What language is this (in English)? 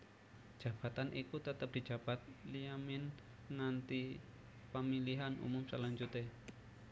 Javanese